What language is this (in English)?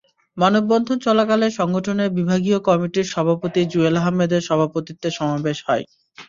Bangla